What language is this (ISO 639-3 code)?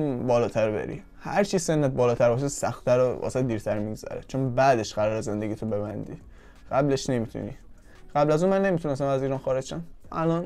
fas